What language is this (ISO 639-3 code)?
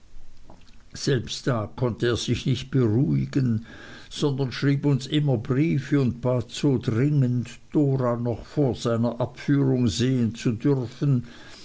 deu